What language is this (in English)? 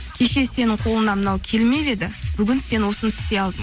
Kazakh